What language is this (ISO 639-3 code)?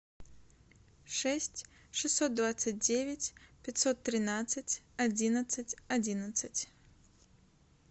rus